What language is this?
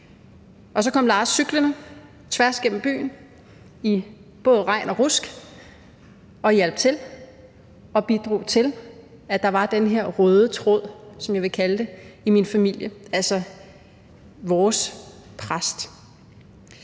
Danish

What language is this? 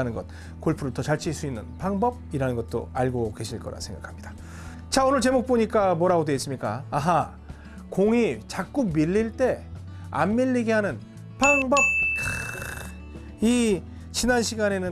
Korean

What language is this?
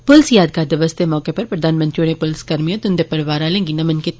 Dogri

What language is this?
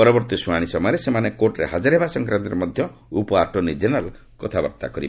Odia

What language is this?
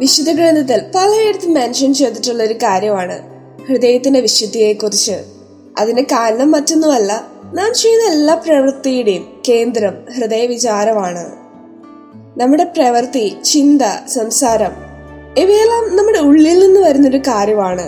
Malayalam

